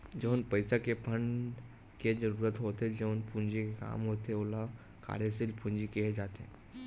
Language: Chhattisgarhi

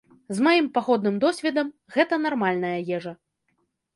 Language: Belarusian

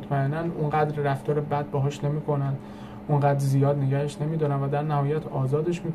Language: Persian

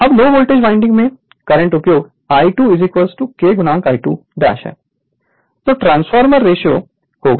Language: Hindi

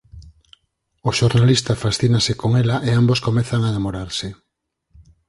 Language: Galician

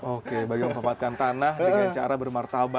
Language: Indonesian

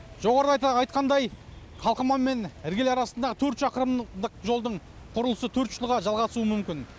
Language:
Kazakh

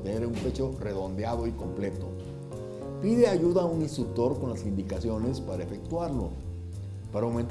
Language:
Spanish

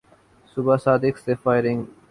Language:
Urdu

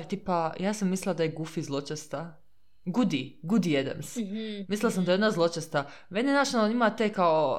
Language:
Croatian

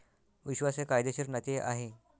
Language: Marathi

